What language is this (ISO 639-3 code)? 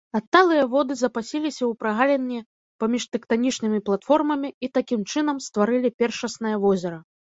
bel